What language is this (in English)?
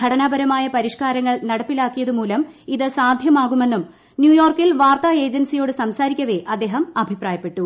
Malayalam